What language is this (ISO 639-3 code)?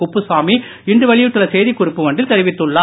tam